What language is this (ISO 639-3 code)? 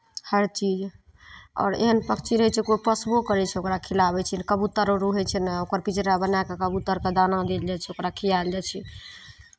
mai